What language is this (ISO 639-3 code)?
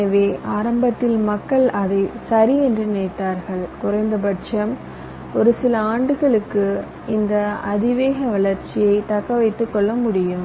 tam